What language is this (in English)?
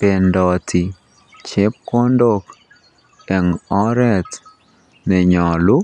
Kalenjin